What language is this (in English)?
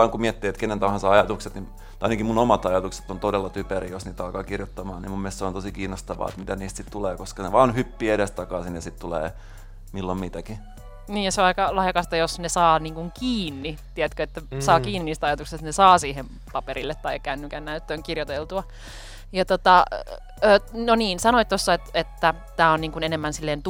Finnish